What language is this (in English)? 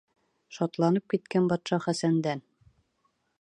Bashkir